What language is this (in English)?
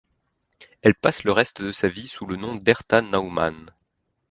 French